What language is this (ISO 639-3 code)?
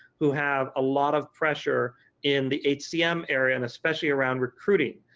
eng